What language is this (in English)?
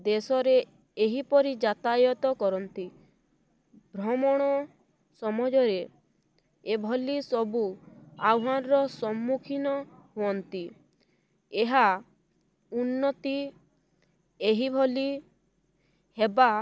Odia